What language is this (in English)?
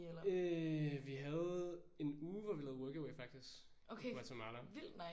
Danish